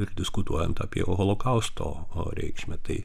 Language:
Lithuanian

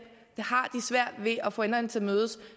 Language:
Danish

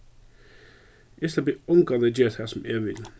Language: Faroese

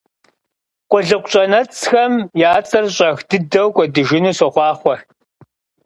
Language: Kabardian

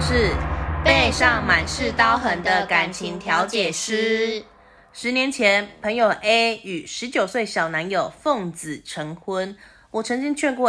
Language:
Chinese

